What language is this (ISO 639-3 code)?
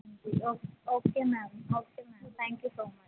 pan